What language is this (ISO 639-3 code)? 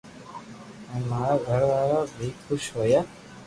lrk